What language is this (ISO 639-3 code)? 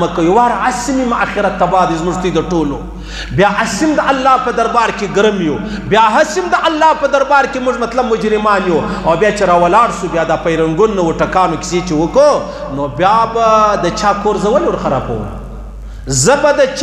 ron